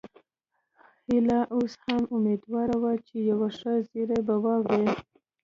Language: Pashto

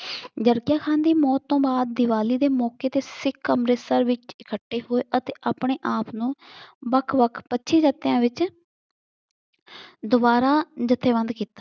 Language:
Punjabi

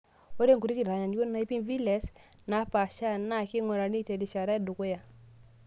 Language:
Masai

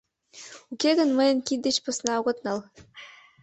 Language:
Mari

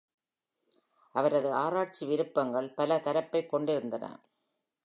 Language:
Tamil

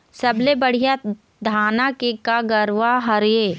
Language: Chhattisgarhi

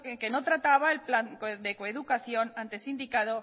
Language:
Spanish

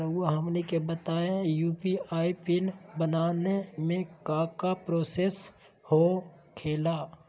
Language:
Magahi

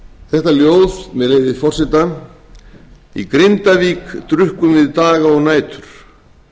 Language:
Icelandic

